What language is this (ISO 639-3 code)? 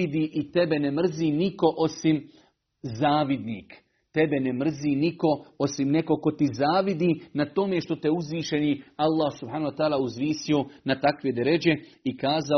hrv